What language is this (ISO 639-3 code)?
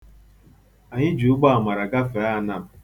ibo